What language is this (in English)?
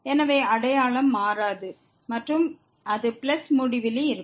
Tamil